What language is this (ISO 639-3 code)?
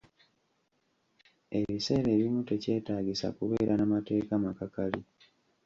lug